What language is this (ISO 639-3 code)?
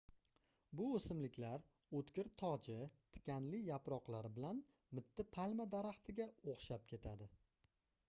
uzb